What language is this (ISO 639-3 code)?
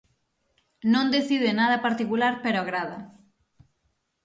glg